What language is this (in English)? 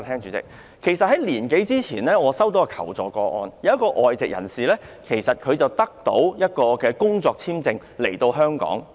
Cantonese